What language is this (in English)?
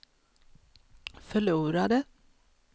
Swedish